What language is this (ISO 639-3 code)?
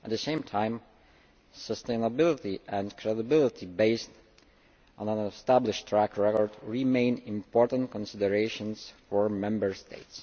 eng